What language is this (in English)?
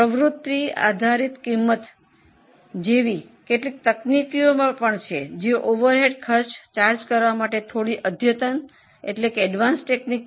Gujarati